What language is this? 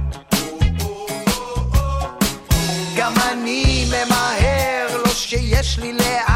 Hebrew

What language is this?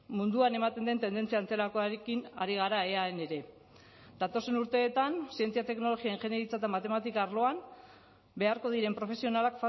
Basque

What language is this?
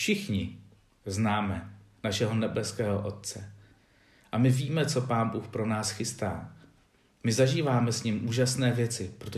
Czech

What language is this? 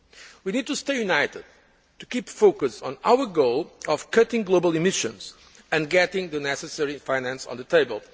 English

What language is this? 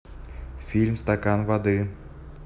Russian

